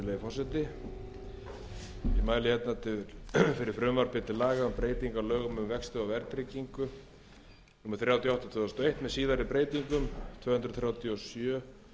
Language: Icelandic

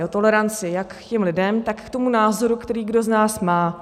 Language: Czech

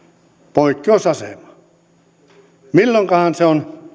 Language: Finnish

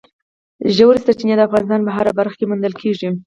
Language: Pashto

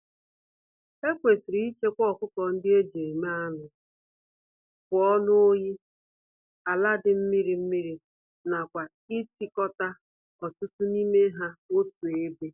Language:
Igbo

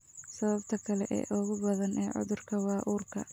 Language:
Somali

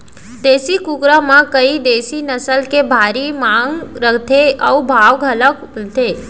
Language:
Chhattisgarhi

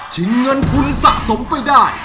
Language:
Thai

